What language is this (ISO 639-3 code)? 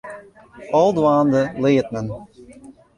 fry